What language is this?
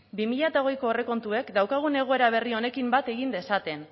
Basque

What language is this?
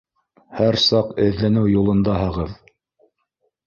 Bashkir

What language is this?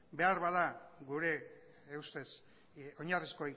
Basque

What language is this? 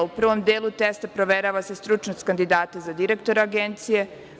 Serbian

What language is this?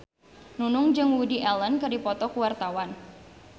Sundanese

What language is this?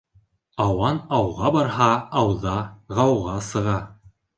Bashkir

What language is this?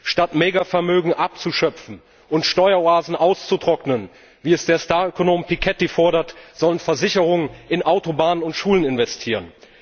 German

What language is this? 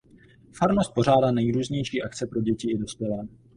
Czech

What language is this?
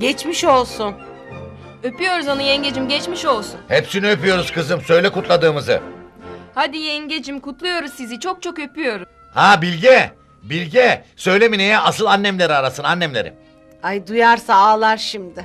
Turkish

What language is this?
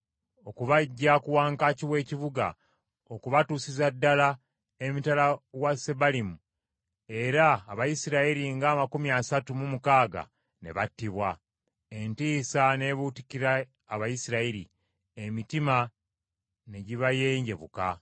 Ganda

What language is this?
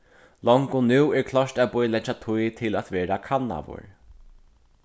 Faroese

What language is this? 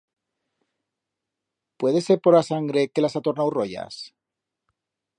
Aragonese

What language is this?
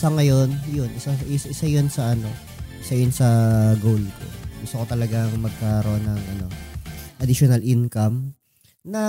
Filipino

